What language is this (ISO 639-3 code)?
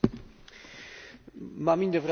pol